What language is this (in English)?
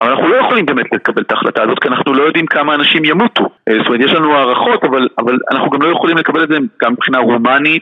Hebrew